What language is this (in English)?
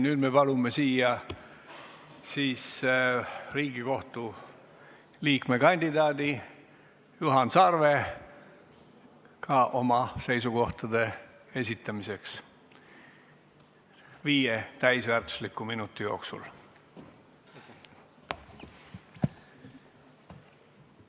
Estonian